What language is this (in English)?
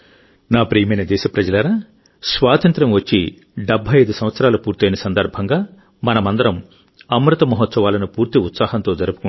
Telugu